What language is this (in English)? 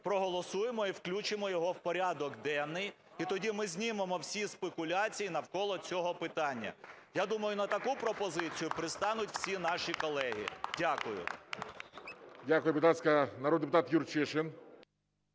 Ukrainian